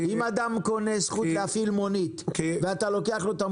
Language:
Hebrew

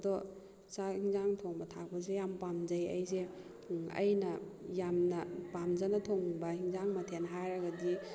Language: Manipuri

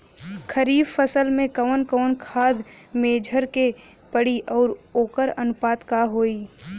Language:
Bhojpuri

